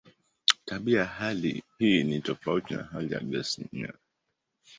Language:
Swahili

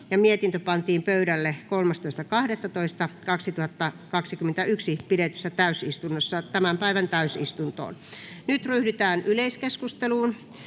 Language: Finnish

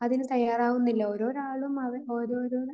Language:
Malayalam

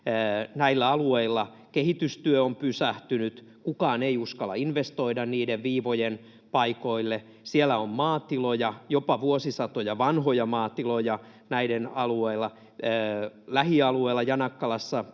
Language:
Finnish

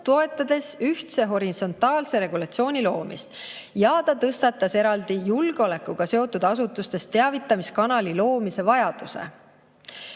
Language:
Estonian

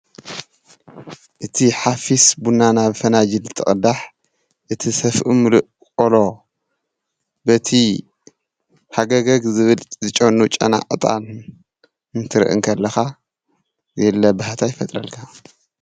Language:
Tigrinya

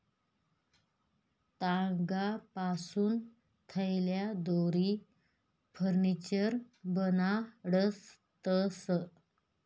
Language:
Marathi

